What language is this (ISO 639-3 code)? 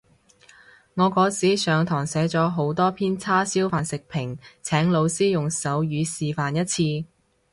yue